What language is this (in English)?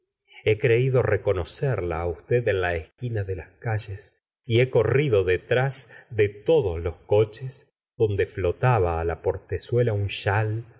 Spanish